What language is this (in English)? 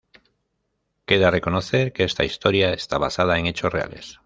Spanish